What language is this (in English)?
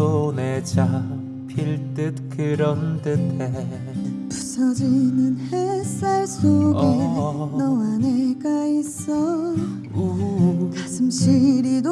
Korean